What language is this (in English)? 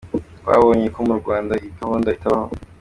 Kinyarwanda